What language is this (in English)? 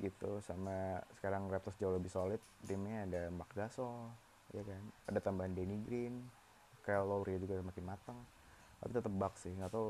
Indonesian